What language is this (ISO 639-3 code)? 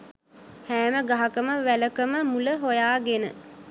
sin